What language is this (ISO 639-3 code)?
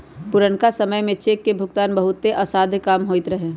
mag